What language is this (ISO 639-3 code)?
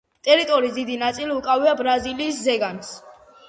kat